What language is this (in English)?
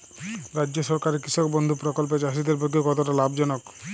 Bangla